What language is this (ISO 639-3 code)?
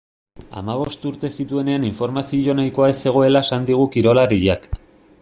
eus